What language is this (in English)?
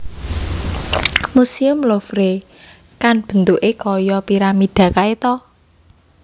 Javanese